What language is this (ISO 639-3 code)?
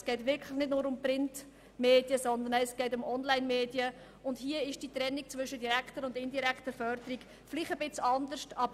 gsw